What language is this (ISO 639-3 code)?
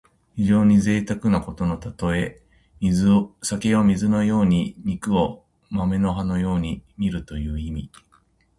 jpn